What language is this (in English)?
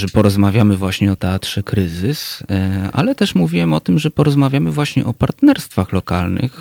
Polish